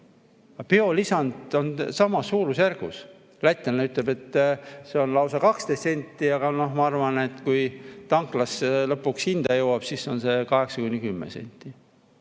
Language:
Estonian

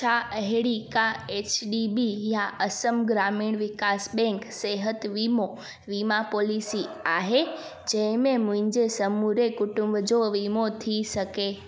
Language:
Sindhi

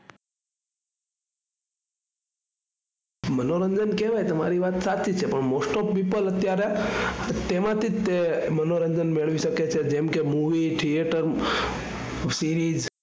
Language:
Gujarati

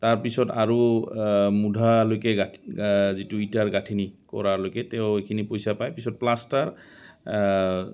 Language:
Assamese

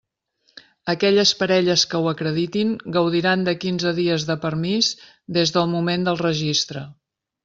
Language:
Catalan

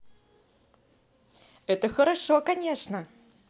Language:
Russian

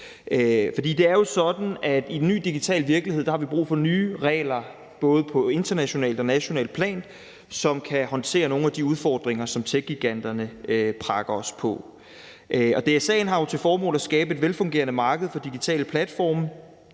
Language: Danish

